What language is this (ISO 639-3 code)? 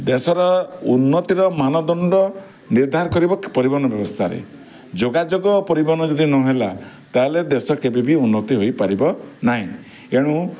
ori